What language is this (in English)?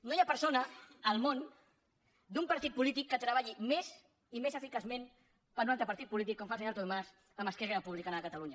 Catalan